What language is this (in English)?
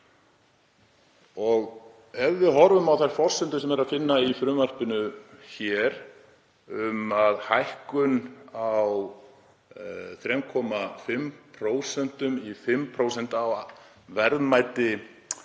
Icelandic